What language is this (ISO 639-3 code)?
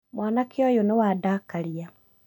kik